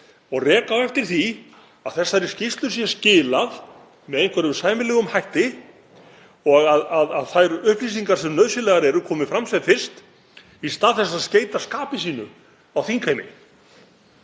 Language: Icelandic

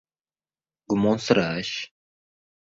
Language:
Uzbek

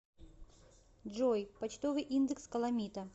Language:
Russian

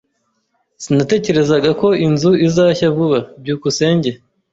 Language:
Kinyarwanda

